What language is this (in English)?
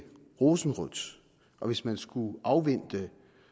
Danish